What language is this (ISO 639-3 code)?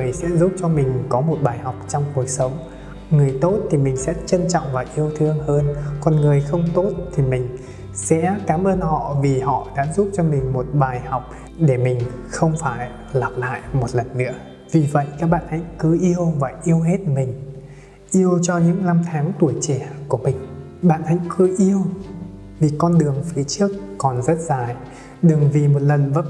vie